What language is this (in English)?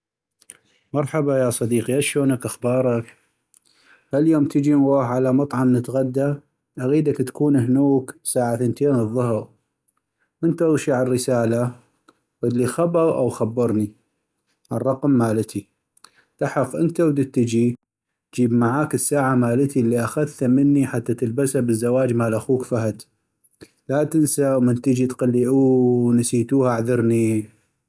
North Mesopotamian Arabic